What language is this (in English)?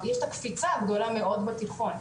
Hebrew